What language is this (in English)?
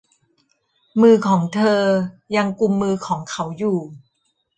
Thai